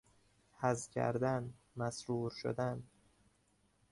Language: Persian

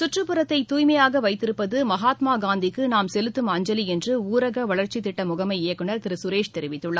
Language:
Tamil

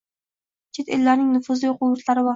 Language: Uzbek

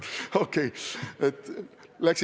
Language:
Estonian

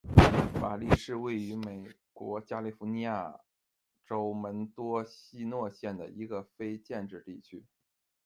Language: Chinese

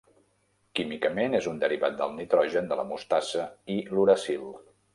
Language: Catalan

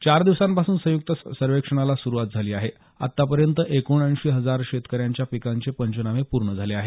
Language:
Marathi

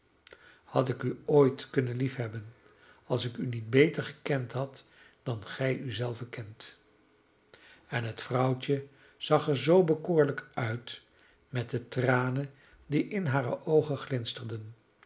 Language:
Dutch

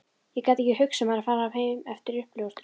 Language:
Icelandic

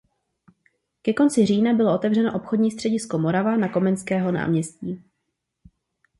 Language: Czech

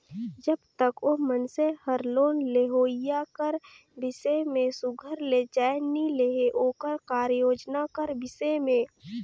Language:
Chhattisgarhi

